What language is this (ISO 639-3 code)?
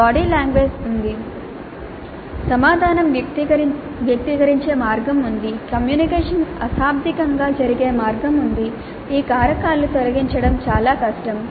tel